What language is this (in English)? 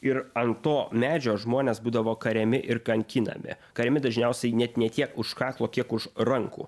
Lithuanian